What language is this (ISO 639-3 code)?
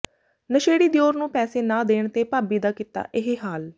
pan